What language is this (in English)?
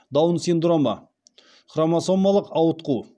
Kazakh